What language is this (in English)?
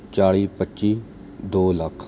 Punjabi